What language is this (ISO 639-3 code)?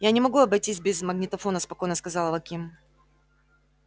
rus